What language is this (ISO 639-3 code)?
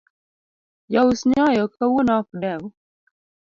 luo